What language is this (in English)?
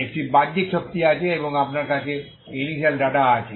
Bangla